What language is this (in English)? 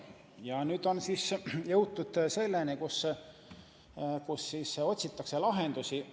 Estonian